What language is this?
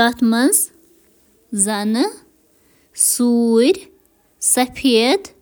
Kashmiri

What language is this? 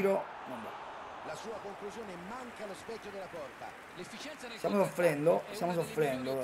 Italian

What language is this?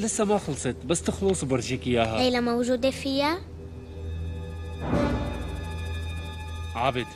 Arabic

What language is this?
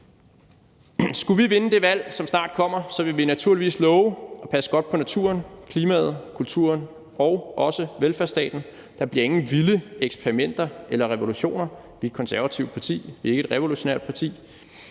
Danish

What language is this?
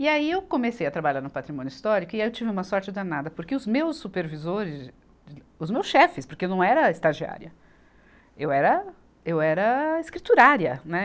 Portuguese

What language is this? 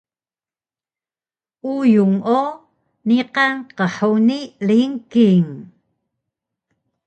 Taroko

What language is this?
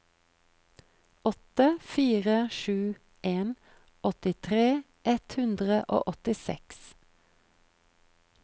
Norwegian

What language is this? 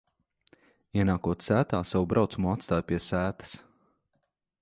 Latvian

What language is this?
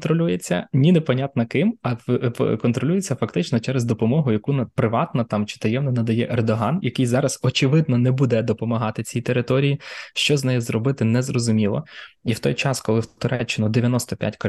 Ukrainian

